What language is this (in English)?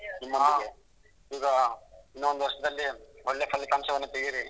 Kannada